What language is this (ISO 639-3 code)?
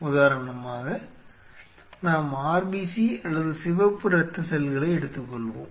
tam